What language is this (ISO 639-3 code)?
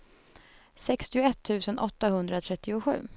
swe